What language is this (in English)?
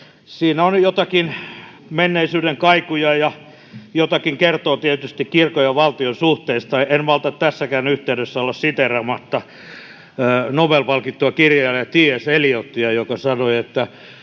Finnish